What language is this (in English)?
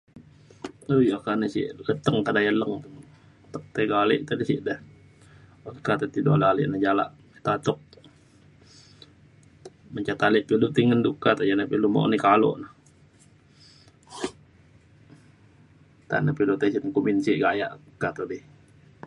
Mainstream Kenyah